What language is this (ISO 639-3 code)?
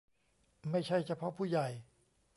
tha